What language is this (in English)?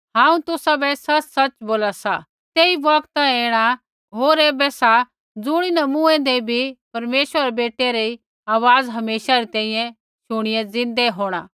Kullu Pahari